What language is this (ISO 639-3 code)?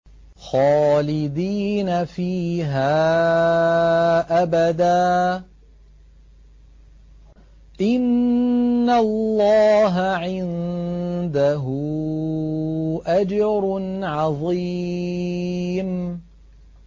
ara